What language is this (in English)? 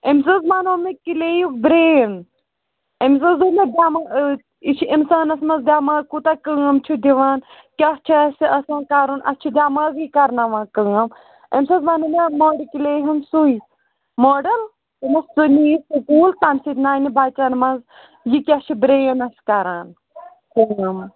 Kashmiri